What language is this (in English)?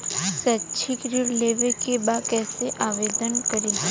Bhojpuri